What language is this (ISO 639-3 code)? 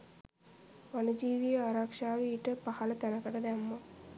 sin